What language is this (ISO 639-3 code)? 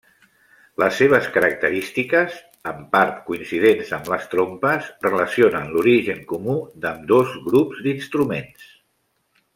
cat